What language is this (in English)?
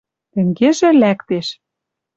Western Mari